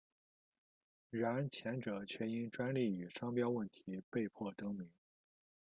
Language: Chinese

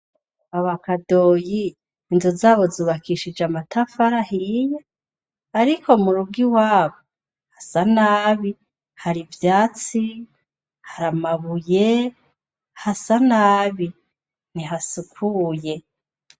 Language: Rundi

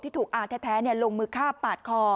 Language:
Thai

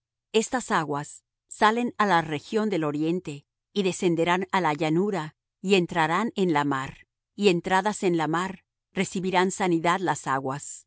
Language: Spanish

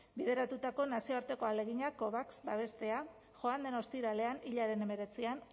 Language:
Basque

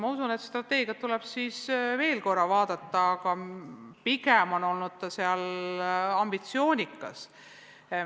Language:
Estonian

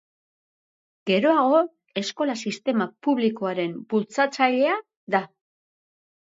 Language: Basque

